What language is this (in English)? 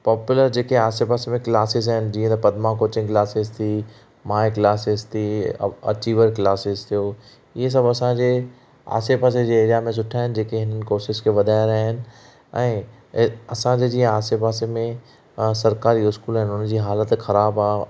Sindhi